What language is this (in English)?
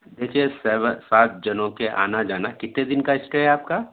Urdu